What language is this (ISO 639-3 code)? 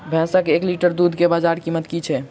mai